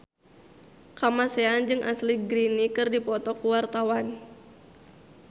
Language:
Sundanese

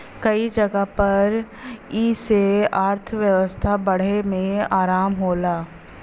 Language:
Bhojpuri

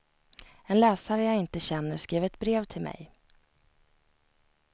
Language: Swedish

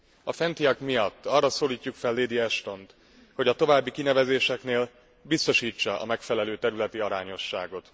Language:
Hungarian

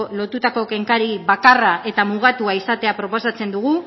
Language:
Basque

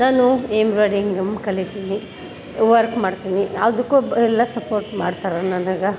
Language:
Kannada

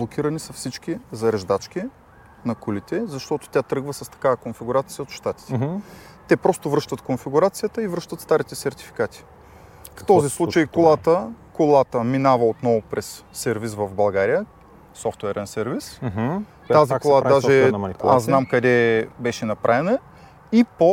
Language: Bulgarian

